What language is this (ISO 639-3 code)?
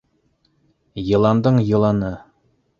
bak